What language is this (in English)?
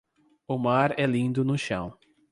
Portuguese